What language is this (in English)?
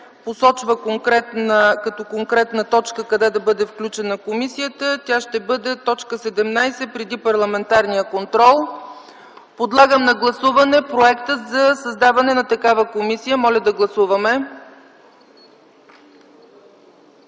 Bulgarian